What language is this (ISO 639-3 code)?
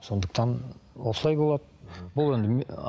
kaz